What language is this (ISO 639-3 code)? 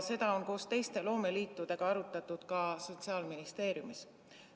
est